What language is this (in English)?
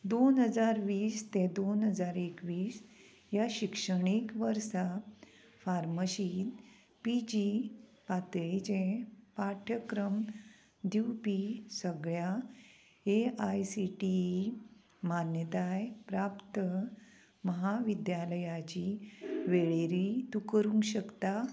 Konkani